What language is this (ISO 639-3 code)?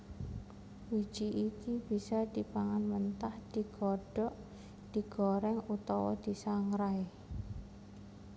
jav